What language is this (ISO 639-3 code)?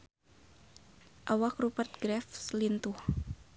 sun